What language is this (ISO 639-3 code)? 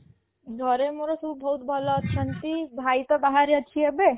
ori